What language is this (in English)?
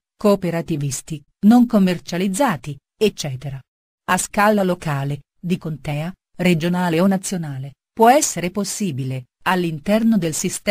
Italian